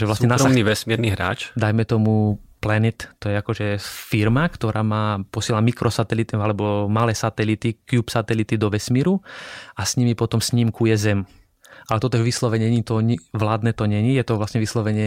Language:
Slovak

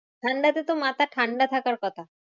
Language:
Bangla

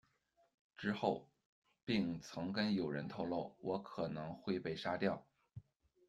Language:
Chinese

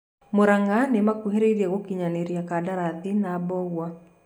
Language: Kikuyu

